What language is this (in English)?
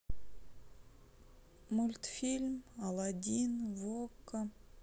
Russian